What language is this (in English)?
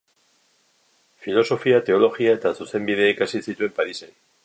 Basque